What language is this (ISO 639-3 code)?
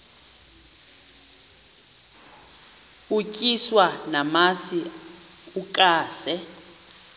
xho